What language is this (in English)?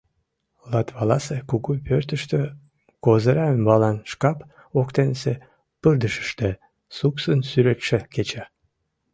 Mari